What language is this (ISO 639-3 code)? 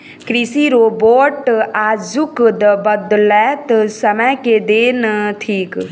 mai